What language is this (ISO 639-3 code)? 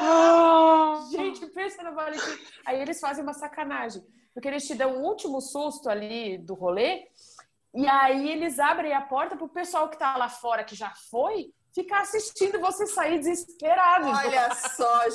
por